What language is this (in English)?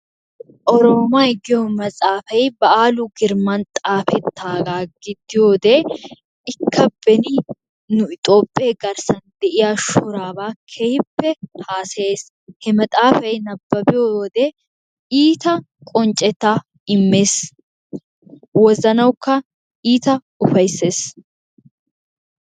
Wolaytta